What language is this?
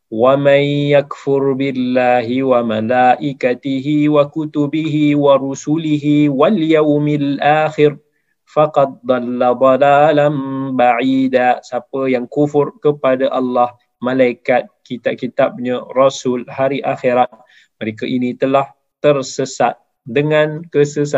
Malay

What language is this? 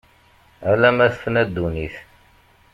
Kabyle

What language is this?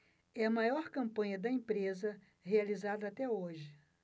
Portuguese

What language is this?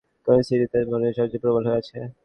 Bangla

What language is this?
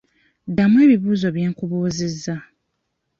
Ganda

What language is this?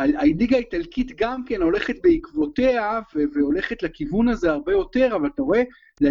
Hebrew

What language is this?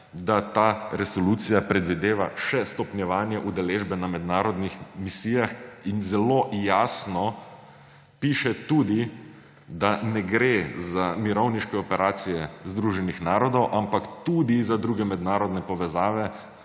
Slovenian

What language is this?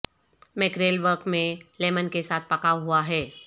Urdu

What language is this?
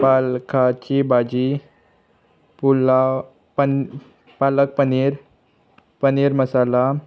Konkani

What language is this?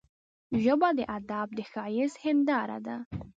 Pashto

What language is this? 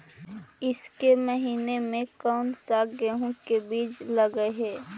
Magahi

